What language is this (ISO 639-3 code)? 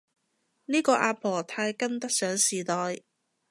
yue